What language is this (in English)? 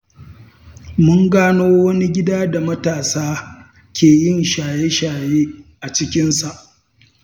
Hausa